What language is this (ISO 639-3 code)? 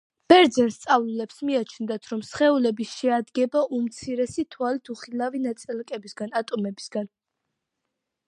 kat